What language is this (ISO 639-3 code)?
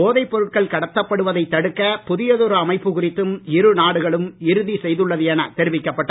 tam